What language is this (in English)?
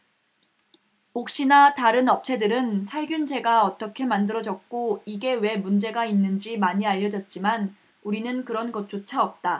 Korean